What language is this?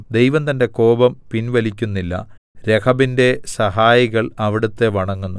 Malayalam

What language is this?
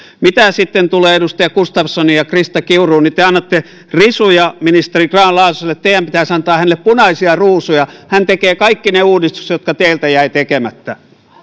Finnish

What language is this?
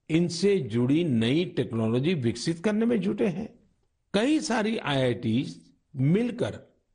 Hindi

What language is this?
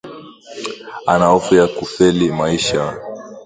Swahili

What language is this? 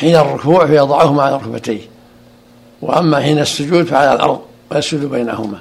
Arabic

